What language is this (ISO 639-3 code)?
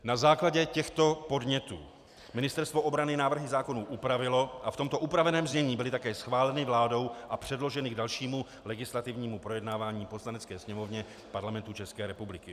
ces